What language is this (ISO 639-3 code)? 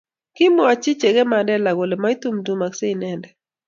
kln